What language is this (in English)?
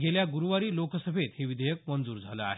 Marathi